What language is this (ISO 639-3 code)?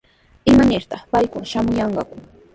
qws